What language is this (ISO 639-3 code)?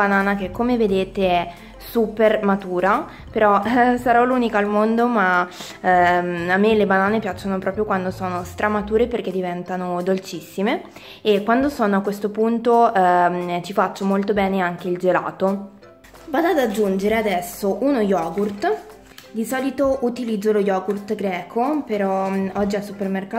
ita